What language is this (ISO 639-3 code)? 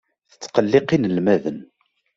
kab